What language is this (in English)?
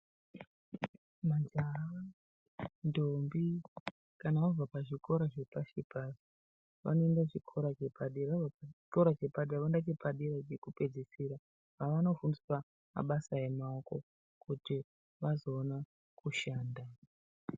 Ndau